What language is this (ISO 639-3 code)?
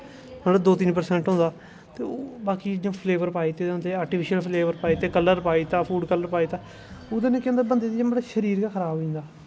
doi